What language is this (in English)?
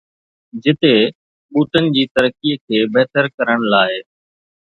Sindhi